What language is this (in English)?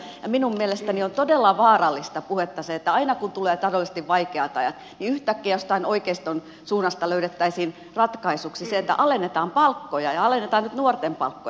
Finnish